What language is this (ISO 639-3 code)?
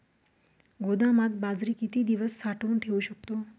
mar